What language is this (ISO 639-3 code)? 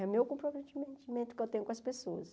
por